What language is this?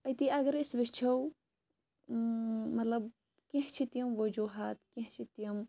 Kashmiri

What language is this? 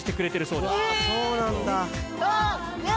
Japanese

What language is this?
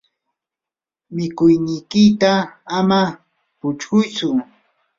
Yanahuanca Pasco Quechua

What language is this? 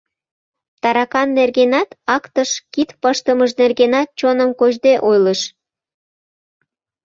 Mari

